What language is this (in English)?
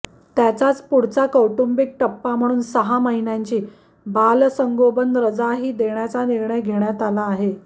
Marathi